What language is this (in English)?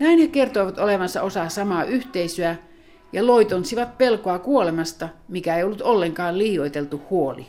Finnish